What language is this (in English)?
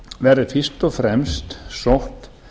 Icelandic